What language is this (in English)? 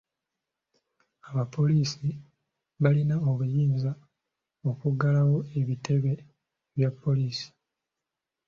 Ganda